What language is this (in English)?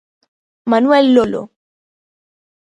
Galician